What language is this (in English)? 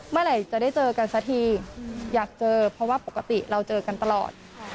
Thai